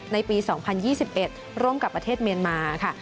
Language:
Thai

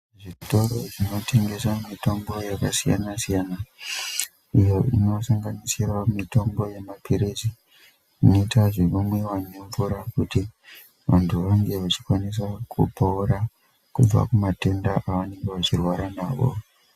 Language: Ndau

